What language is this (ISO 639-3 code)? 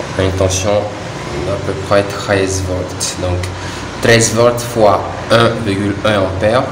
fra